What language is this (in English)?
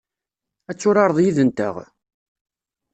Kabyle